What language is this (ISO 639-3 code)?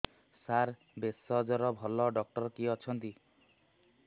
ori